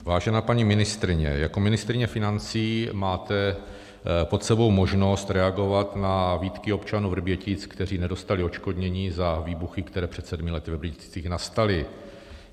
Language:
Czech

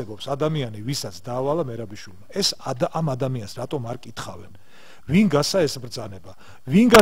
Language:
Romanian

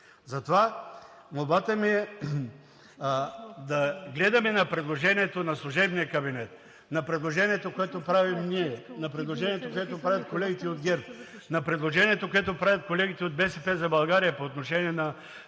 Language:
Bulgarian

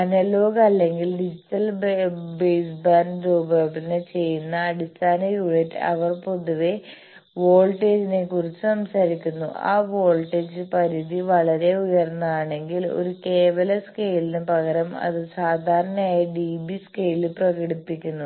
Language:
Malayalam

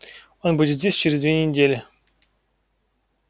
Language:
Russian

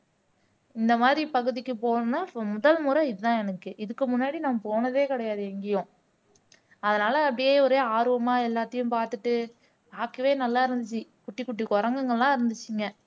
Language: Tamil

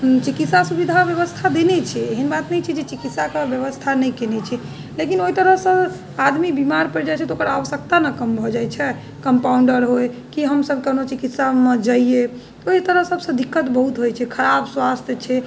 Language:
Maithili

